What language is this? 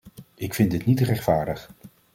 Dutch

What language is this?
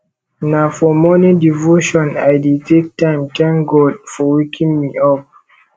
Nigerian Pidgin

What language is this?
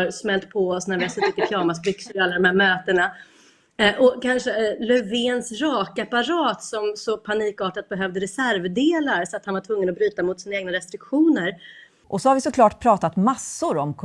Swedish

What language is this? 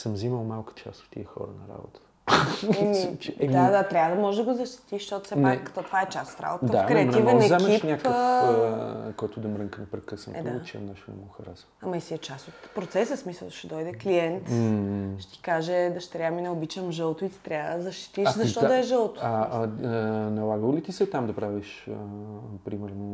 Bulgarian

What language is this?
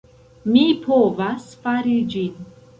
Esperanto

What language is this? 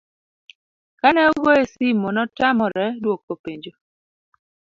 Luo (Kenya and Tanzania)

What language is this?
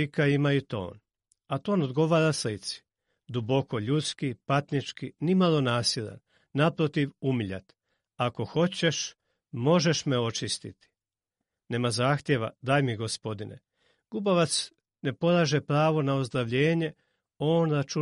Croatian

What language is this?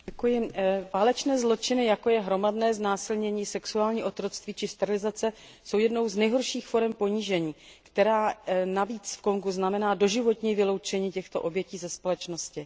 Czech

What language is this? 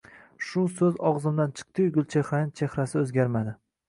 Uzbek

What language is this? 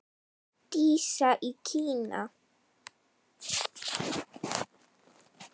Icelandic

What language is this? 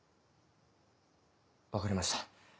Japanese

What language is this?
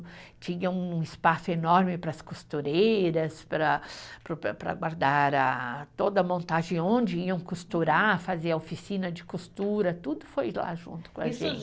Portuguese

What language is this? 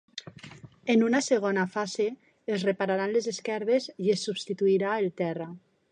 Catalan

